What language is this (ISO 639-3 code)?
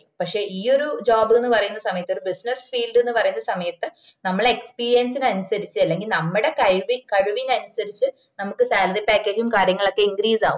mal